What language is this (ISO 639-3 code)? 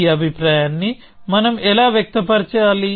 tel